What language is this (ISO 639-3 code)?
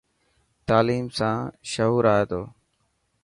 mki